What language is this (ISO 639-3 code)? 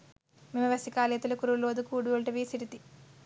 sin